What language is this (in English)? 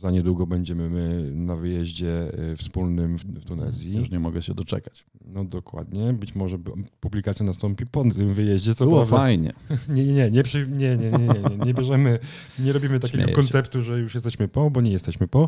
Polish